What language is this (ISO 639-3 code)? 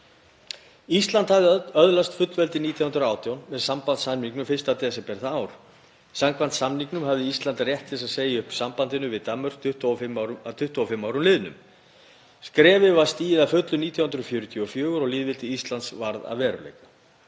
isl